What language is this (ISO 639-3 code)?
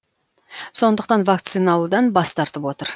kaz